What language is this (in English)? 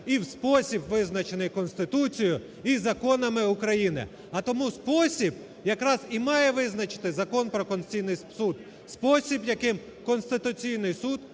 Ukrainian